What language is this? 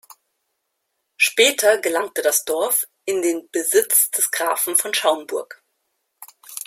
German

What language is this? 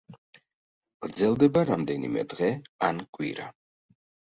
Georgian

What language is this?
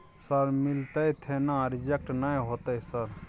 Maithili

